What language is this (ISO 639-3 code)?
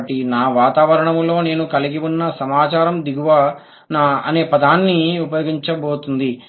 tel